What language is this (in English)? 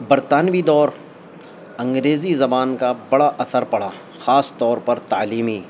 Urdu